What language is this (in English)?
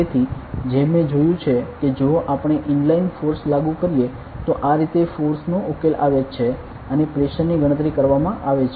Gujarati